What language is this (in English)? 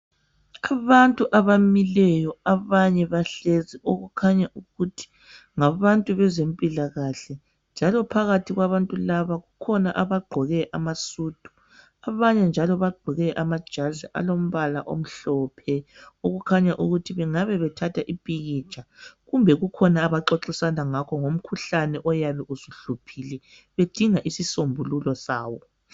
North Ndebele